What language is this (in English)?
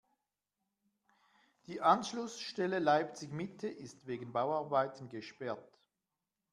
German